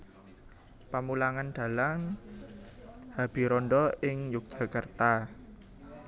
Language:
Javanese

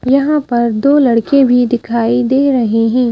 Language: Hindi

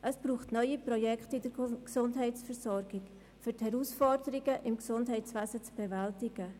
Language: Swiss German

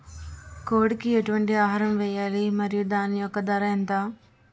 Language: Telugu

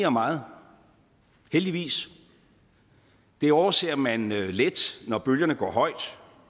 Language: Danish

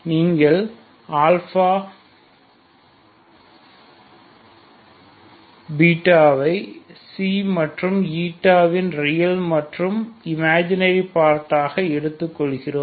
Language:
Tamil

